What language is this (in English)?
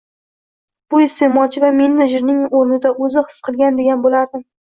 Uzbek